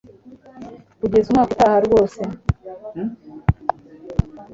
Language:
Kinyarwanda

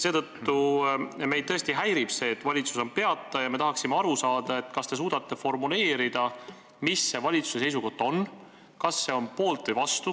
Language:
Estonian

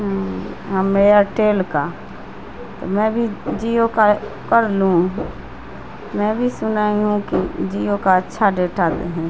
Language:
Urdu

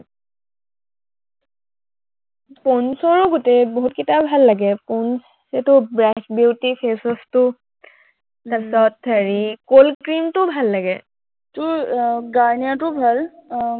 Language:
Assamese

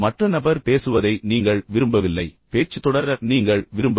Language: Tamil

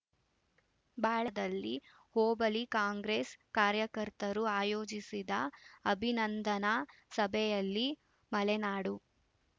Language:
Kannada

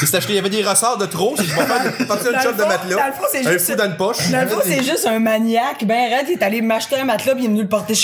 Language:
French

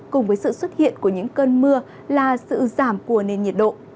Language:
Vietnamese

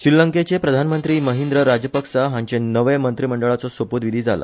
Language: Konkani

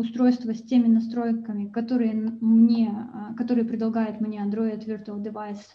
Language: Russian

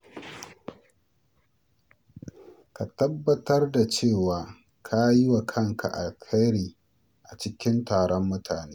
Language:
Hausa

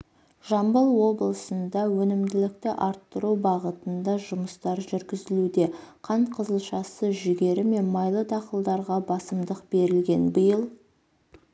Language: Kazakh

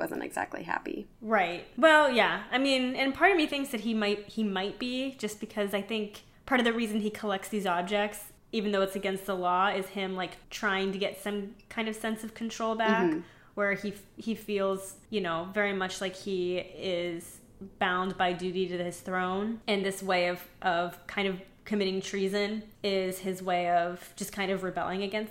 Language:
English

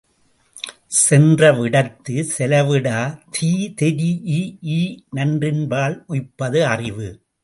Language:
Tamil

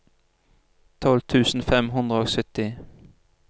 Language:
Norwegian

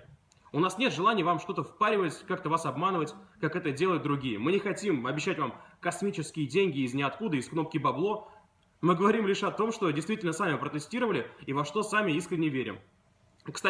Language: Russian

